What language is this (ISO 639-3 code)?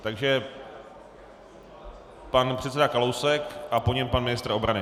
ces